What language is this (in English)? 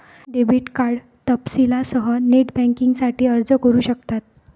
Marathi